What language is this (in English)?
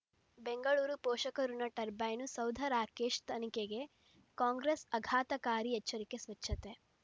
Kannada